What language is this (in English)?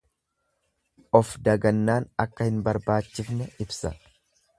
Oromo